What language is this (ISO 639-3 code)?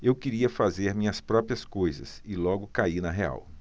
por